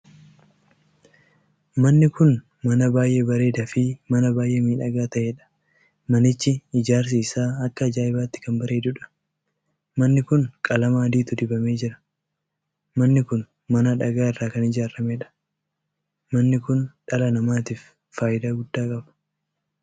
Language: Oromo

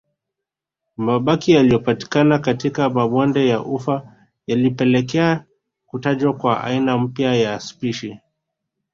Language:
Swahili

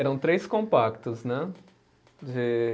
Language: Portuguese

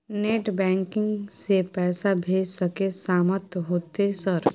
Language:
Maithili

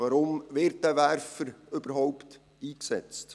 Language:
Swiss German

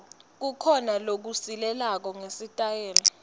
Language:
Swati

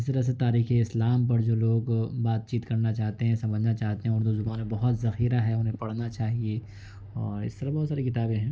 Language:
Urdu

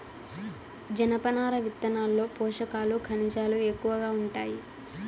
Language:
Telugu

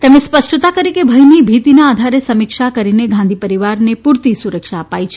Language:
Gujarati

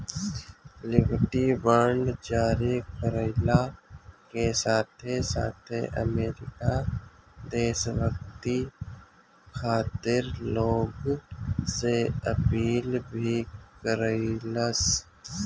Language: Bhojpuri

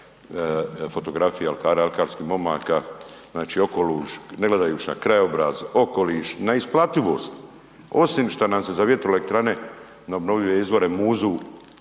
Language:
Croatian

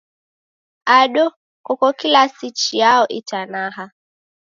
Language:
Taita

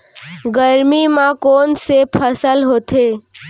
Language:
Chhattisgarhi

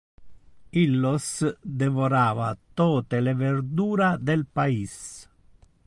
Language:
Interlingua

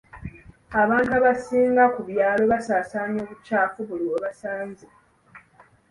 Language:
Ganda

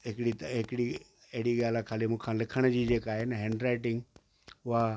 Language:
Sindhi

